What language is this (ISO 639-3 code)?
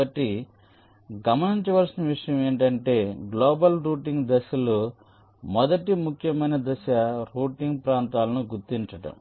tel